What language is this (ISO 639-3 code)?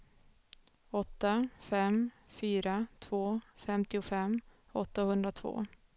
swe